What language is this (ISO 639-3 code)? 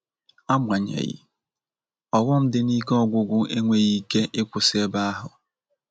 ibo